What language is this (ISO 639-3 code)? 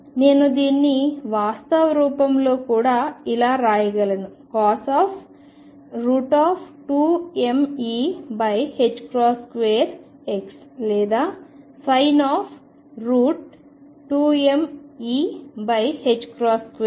tel